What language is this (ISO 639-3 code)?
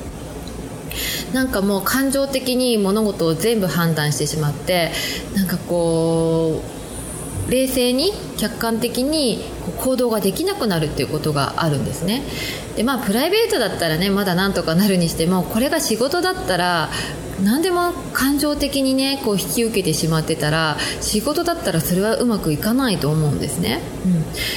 jpn